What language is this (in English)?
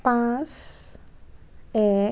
Assamese